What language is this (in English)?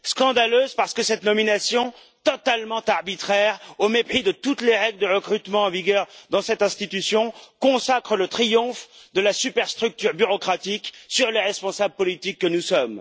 French